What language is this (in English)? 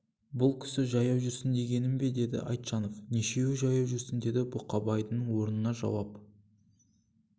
Kazakh